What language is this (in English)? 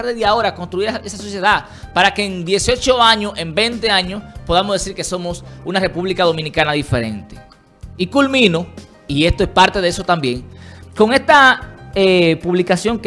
Spanish